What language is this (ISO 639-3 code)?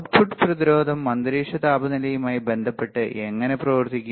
mal